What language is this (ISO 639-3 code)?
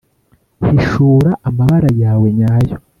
kin